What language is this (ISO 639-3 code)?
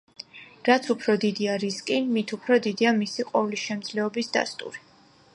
kat